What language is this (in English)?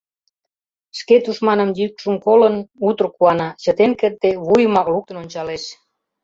Mari